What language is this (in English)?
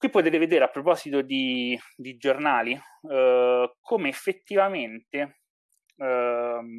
Italian